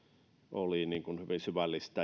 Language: Finnish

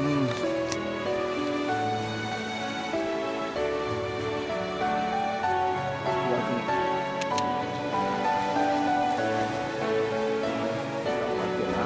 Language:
Japanese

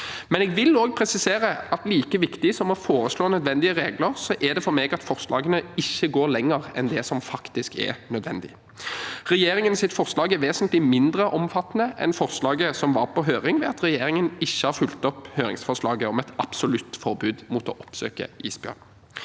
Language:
Norwegian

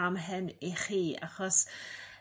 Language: Welsh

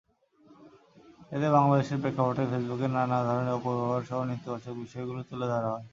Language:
Bangla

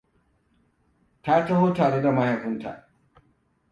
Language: Hausa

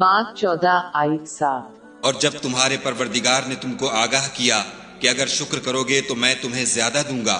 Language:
Urdu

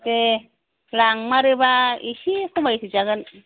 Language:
Bodo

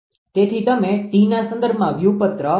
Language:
Gujarati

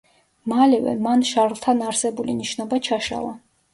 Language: Georgian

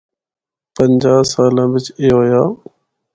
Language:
Northern Hindko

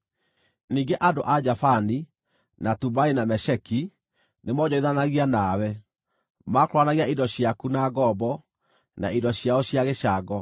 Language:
Kikuyu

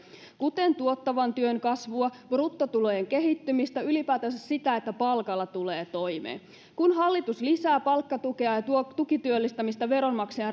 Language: Finnish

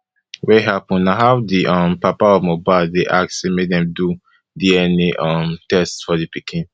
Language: Nigerian Pidgin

